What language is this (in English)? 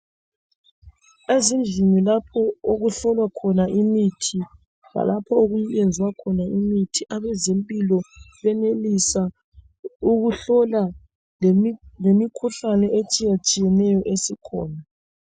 North Ndebele